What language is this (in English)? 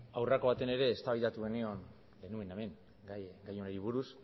Basque